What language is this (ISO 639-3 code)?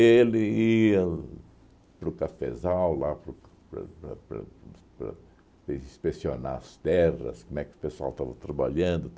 por